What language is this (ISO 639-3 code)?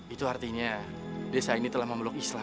ind